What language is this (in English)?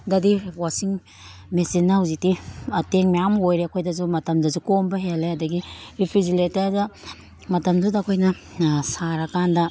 Manipuri